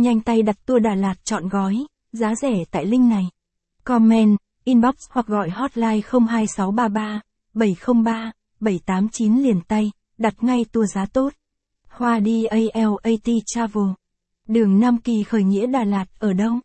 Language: Vietnamese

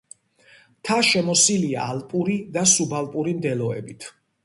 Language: Georgian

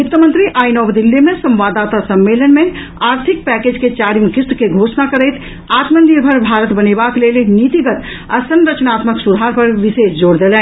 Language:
Maithili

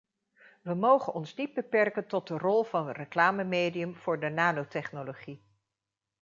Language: Dutch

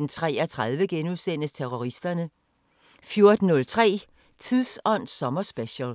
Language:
Danish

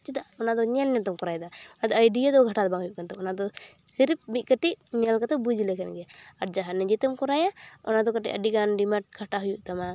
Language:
Santali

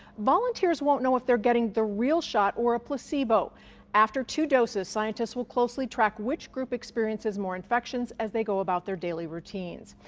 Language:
English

